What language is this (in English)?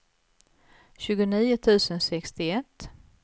Swedish